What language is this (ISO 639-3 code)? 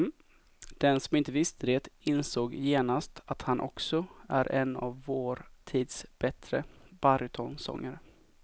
swe